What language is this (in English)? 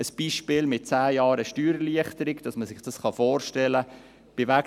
Swiss German